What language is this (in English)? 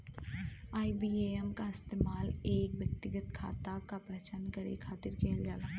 Bhojpuri